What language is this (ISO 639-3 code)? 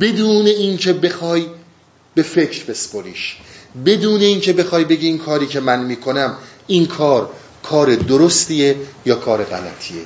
fas